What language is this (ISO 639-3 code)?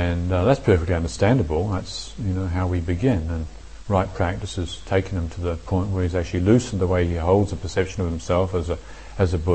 eng